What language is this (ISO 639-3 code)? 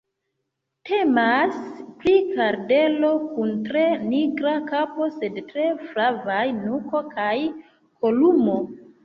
epo